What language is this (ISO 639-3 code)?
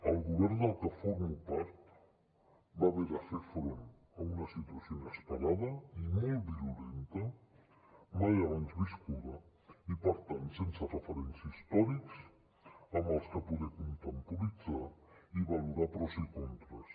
cat